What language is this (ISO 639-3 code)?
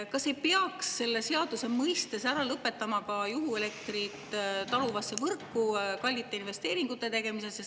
est